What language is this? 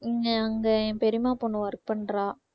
Tamil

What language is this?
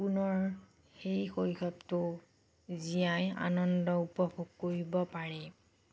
Assamese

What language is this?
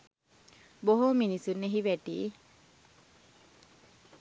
Sinhala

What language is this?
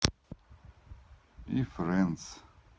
Russian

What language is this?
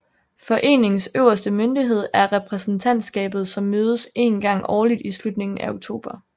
Danish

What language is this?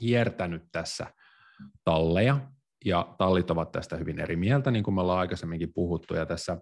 Finnish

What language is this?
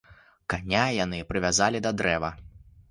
Belarusian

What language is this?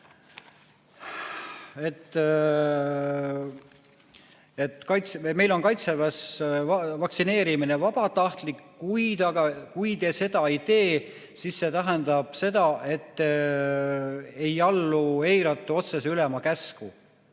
Estonian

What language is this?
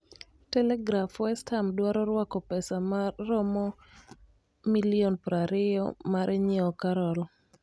Luo (Kenya and Tanzania)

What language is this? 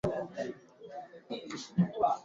Swahili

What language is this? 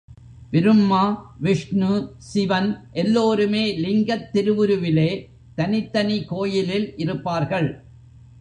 Tamil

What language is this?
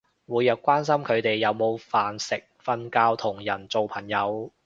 Cantonese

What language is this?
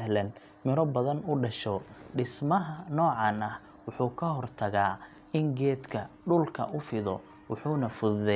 Somali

